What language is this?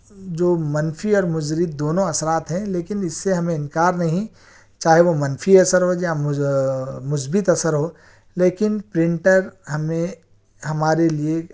Urdu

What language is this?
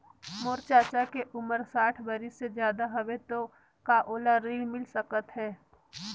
Chhattisgarhi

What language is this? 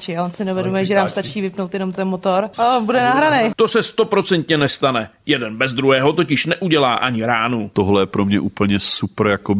Czech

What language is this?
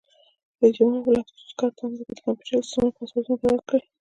Pashto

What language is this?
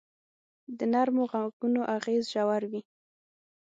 Pashto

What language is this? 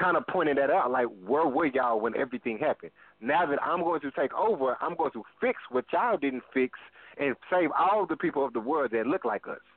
English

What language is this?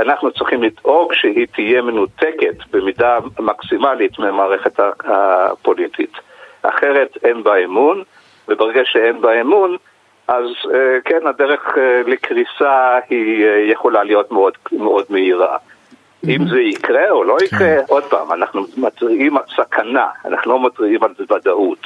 Hebrew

